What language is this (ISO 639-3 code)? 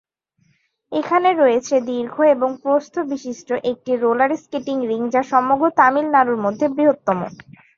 ben